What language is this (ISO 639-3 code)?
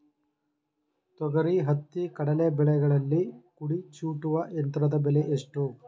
kan